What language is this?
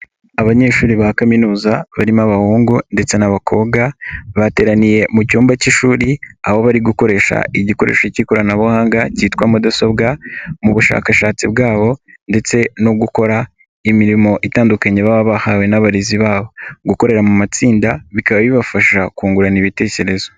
Kinyarwanda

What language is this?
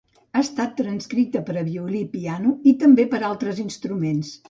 Catalan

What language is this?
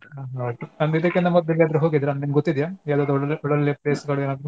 Kannada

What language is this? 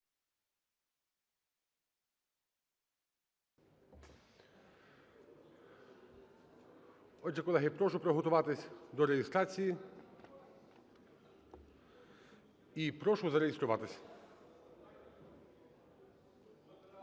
Ukrainian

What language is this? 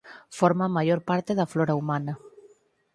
Galician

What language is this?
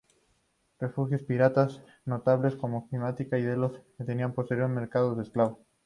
Spanish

